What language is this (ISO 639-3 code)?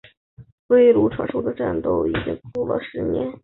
zho